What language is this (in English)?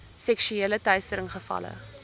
Afrikaans